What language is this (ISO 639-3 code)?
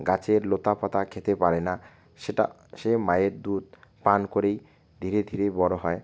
ben